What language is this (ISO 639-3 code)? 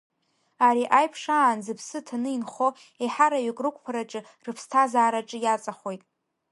abk